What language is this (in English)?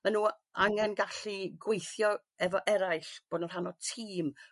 Welsh